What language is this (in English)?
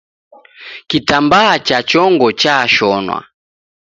Taita